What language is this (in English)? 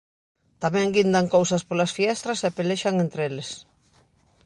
Galician